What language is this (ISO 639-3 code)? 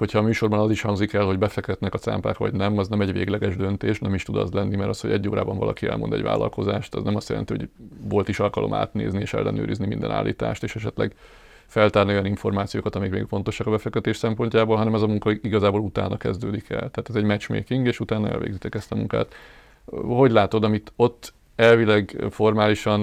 hun